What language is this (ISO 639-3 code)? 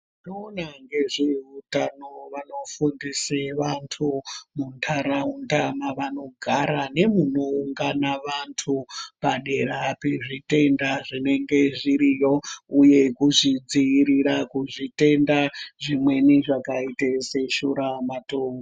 ndc